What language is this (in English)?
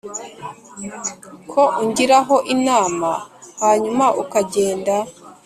Kinyarwanda